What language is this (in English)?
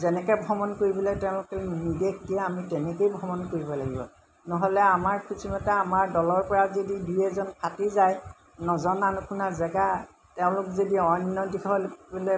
Assamese